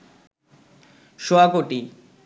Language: Bangla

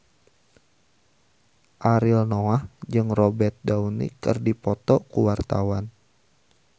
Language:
Sundanese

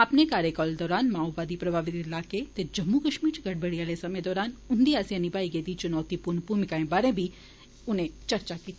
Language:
Dogri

